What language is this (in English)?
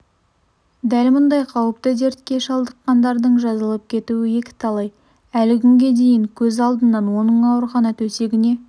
Kazakh